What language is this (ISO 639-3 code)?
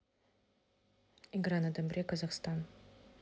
rus